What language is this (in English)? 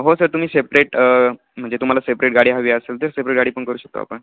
Marathi